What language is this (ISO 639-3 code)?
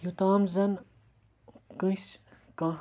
kas